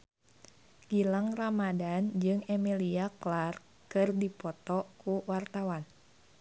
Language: Sundanese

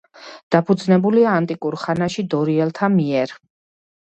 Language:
Georgian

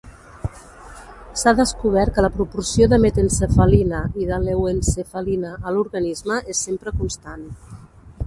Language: Catalan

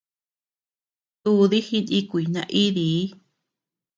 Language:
Tepeuxila Cuicatec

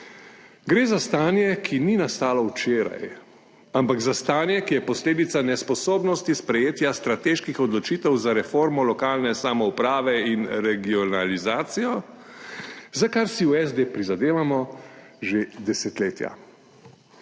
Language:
Slovenian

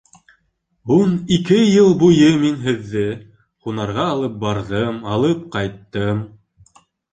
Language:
Bashkir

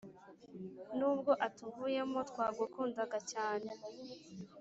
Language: Kinyarwanda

